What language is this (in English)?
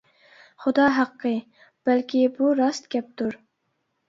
Uyghur